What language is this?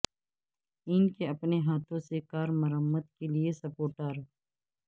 Urdu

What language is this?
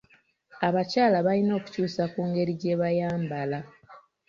Ganda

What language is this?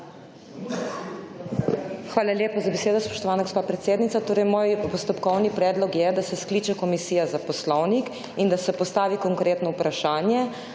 Slovenian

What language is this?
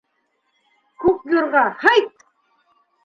Bashkir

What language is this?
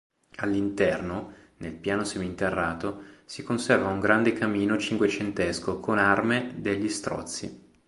Italian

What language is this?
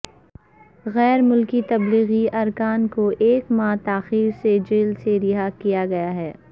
Urdu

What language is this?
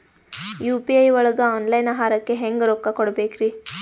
Kannada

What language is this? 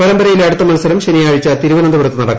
Malayalam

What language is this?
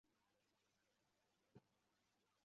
Chinese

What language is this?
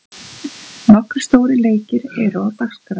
Icelandic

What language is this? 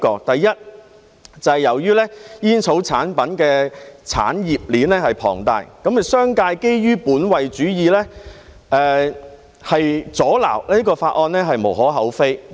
Cantonese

